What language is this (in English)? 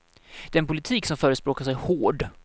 Swedish